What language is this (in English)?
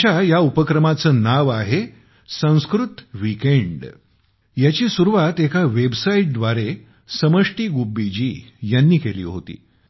Marathi